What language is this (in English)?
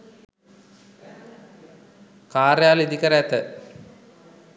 Sinhala